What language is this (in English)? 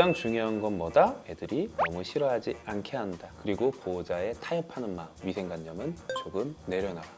Korean